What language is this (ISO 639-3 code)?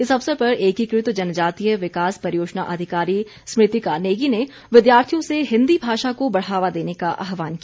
hin